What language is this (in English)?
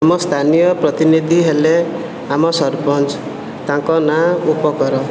Odia